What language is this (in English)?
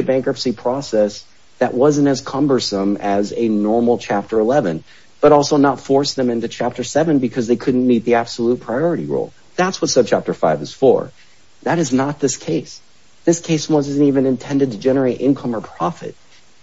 English